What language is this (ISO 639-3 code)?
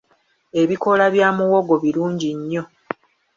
lug